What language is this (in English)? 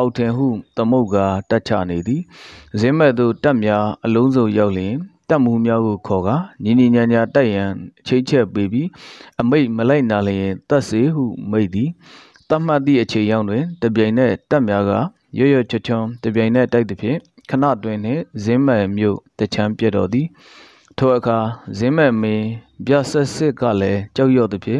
Korean